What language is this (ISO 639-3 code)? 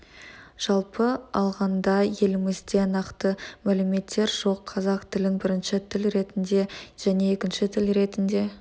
kaz